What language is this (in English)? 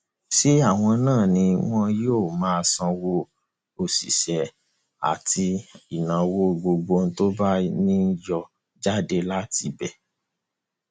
Yoruba